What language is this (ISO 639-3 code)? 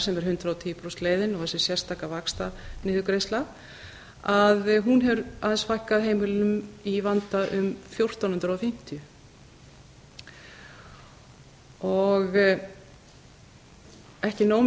isl